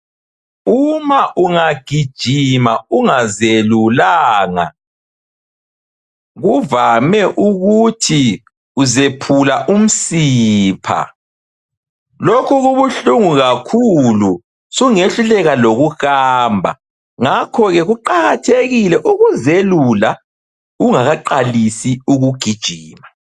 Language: North Ndebele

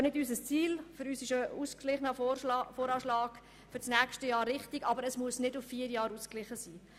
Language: Swiss German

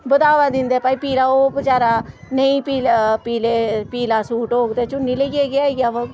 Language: Dogri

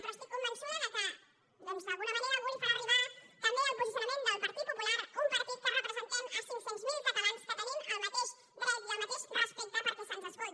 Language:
Catalan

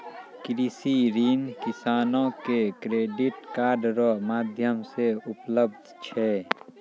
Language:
Maithili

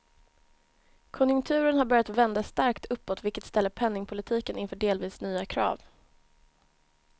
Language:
Swedish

